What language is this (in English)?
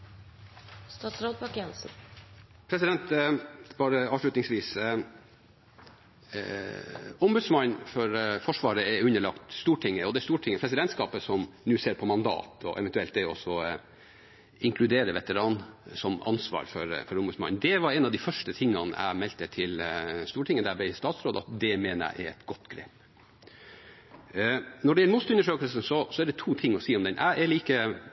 Norwegian Bokmål